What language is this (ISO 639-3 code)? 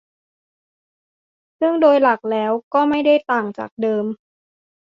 tha